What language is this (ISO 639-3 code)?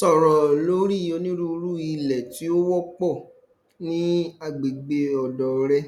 yor